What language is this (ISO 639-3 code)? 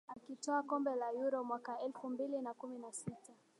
swa